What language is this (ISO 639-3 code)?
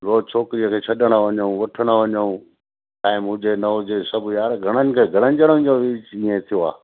snd